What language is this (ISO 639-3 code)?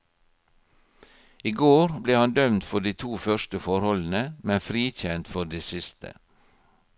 nor